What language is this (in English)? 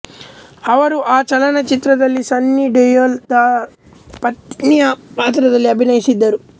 Kannada